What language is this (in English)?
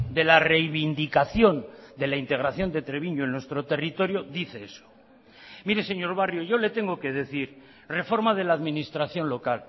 Spanish